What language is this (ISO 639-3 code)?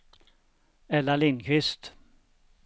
swe